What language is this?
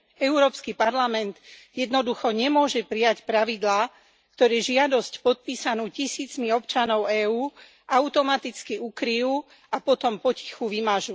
Slovak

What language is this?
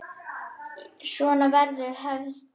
Icelandic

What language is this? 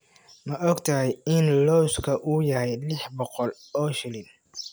Somali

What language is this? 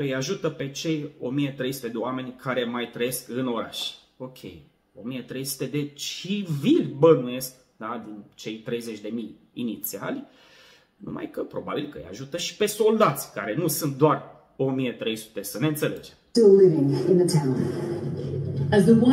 Romanian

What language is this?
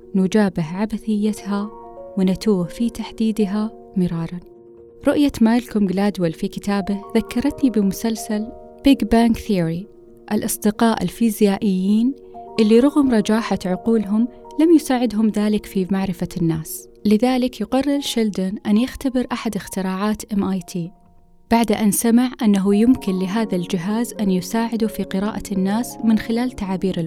Arabic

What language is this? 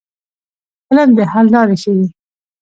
Pashto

